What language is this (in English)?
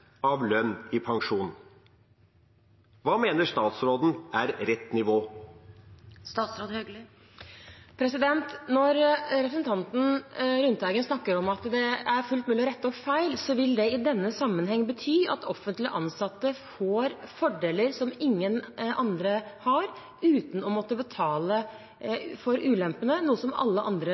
Norwegian Bokmål